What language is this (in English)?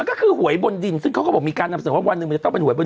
Thai